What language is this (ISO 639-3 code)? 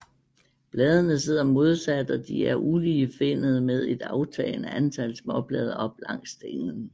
dan